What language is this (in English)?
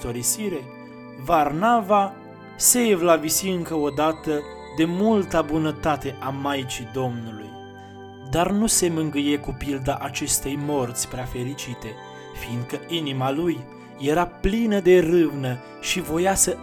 Romanian